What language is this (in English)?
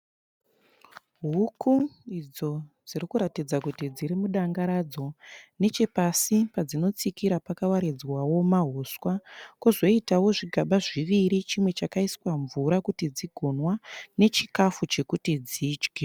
Shona